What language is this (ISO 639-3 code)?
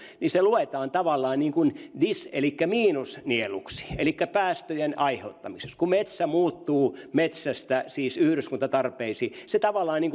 fin